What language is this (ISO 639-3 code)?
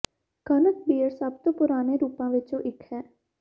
pan